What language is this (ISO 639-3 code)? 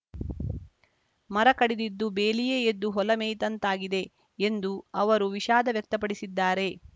kan